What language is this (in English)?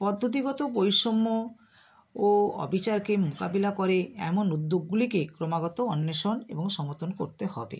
Bangla